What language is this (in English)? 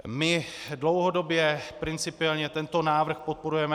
Czech